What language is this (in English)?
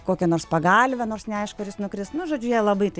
Lithuanian